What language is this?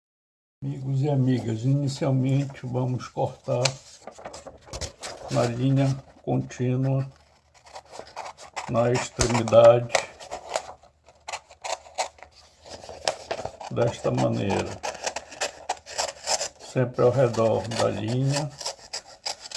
Portuguese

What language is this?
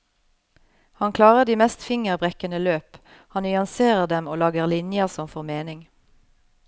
Norwegian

